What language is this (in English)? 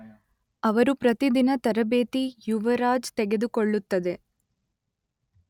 Kannada